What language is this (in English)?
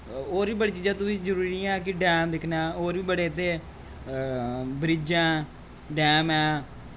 Dogri